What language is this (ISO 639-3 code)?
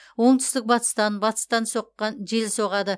kaz